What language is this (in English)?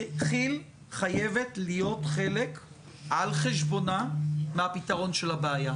Hebrew